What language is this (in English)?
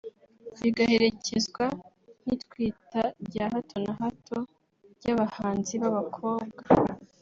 Kinyarwanda